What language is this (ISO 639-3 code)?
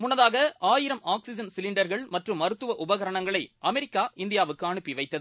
tam